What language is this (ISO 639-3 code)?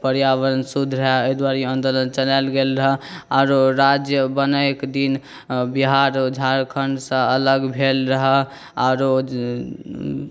mai